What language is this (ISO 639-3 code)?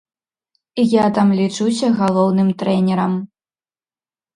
bel